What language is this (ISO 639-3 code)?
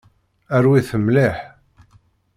kab